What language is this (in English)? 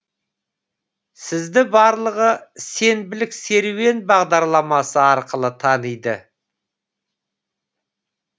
Kazakh